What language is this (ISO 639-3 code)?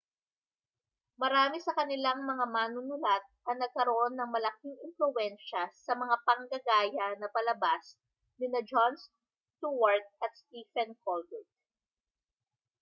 fil